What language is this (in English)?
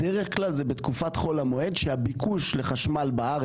Hebrew